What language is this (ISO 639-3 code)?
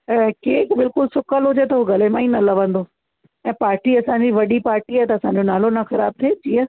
snd